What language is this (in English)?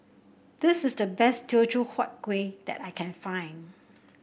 English